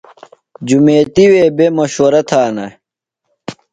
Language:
Phalura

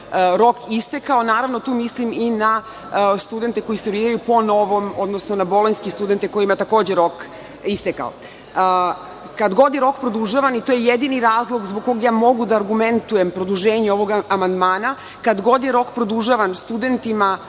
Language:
Serbian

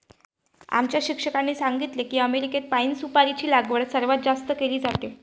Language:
Marathi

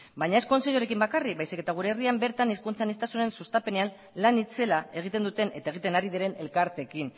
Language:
Basque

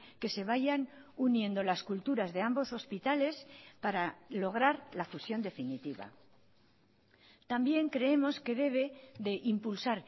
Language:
Spanish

